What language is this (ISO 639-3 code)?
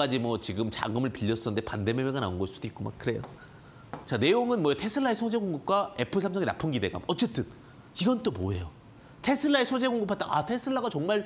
kor